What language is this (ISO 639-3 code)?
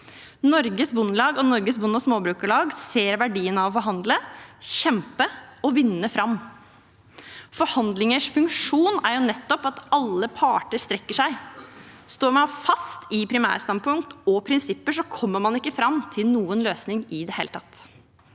nor